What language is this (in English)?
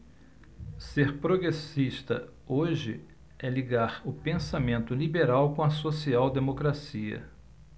Portuguese